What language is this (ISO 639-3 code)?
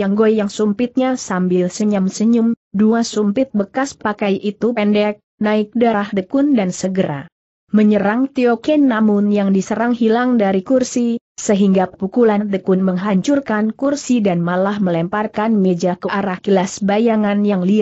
ind